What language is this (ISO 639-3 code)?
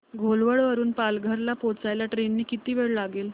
mar